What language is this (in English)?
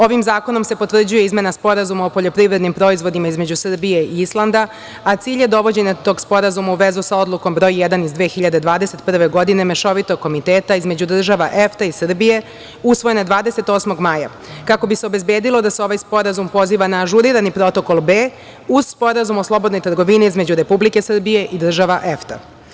Serbian